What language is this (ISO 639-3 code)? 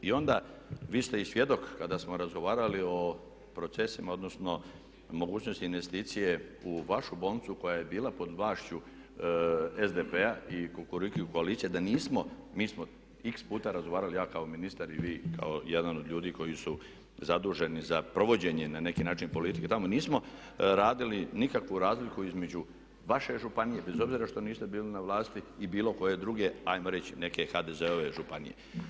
hrv